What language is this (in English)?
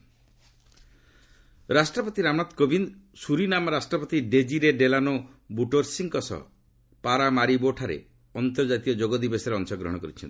Odia